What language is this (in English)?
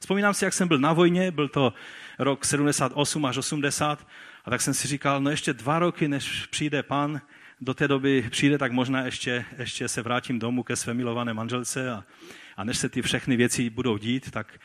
Czech